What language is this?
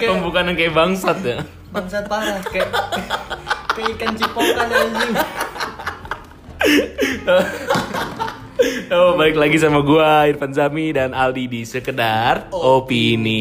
Indonesian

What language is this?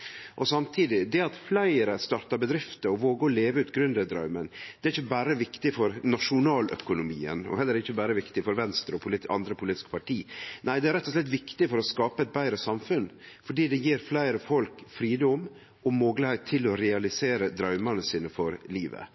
Norwegian Nynorsk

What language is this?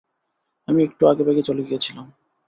Bangla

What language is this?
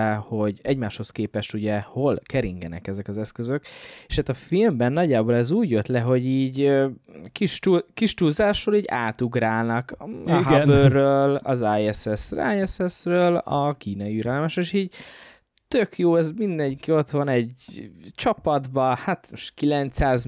Hungarian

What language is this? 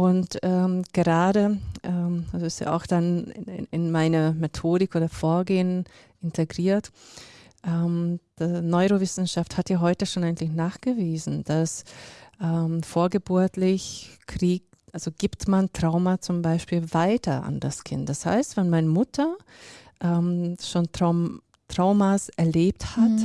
German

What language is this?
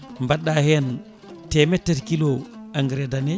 Fula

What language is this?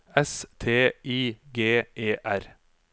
Norwegian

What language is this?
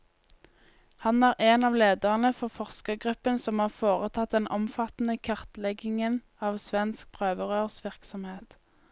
Norwegian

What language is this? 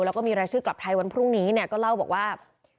Thai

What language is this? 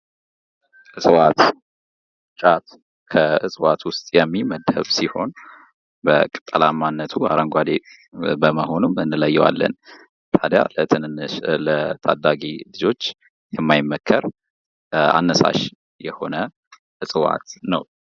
Amharic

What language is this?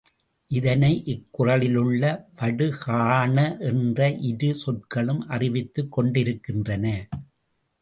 Tamil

